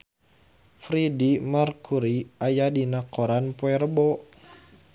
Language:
Sundanese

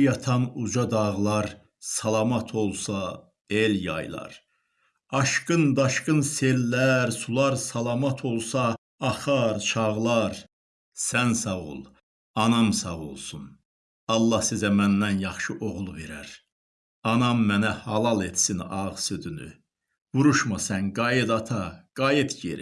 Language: Turkish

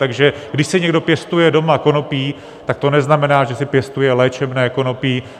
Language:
Czech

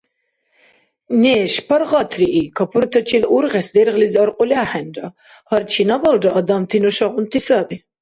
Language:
Dargwa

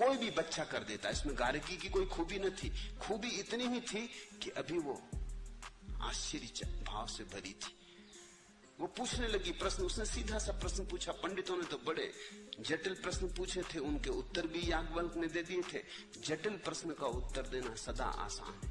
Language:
Hindi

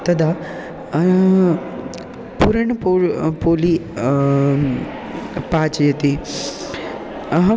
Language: Sanskrit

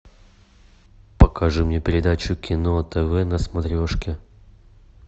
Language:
Russian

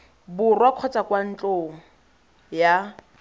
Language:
Tswana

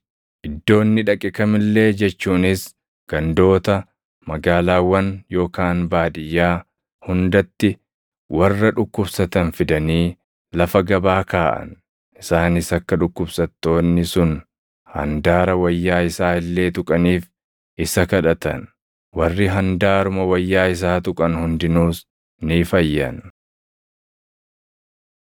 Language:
Oromo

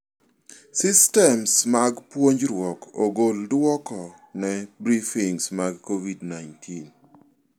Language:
Luo (Kenya and Tanzania)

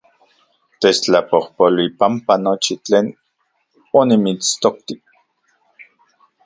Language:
Central Puebla Nahuatl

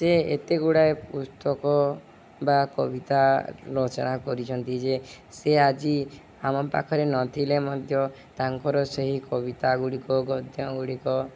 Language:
Odia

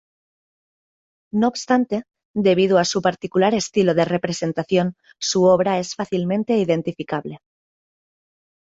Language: Spanish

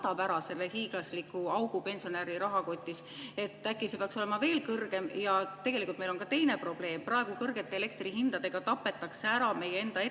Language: Estonian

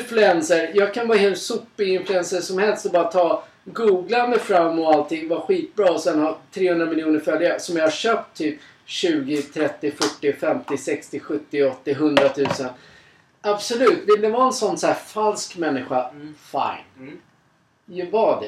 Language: Swedish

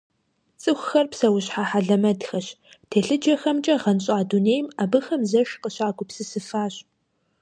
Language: Kabardian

